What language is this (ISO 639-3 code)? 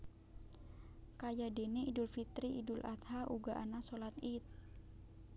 jav